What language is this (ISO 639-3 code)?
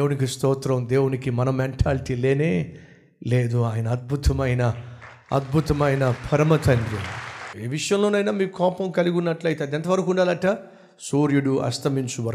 tel